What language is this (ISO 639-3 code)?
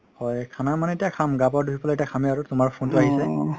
asm